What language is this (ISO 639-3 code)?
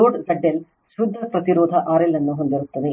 kan